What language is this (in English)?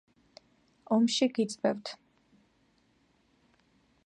Georgian